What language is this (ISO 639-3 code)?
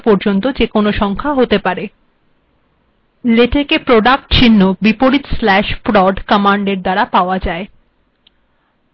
ben